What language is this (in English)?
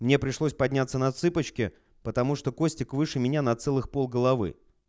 Russian